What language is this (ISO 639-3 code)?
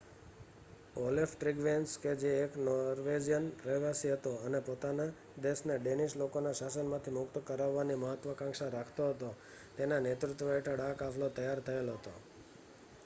guj